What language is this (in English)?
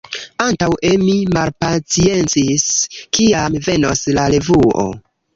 Esperanto